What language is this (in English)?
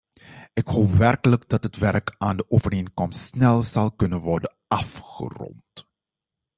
Dutch